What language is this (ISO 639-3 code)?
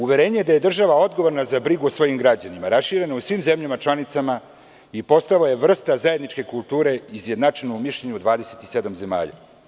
srp